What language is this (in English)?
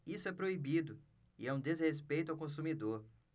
Portuguese